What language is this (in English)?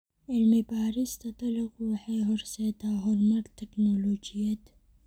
Somali